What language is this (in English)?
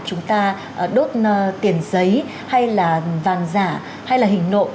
Vietnamese